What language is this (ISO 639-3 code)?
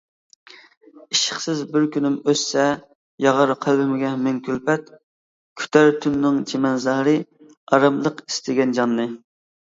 uig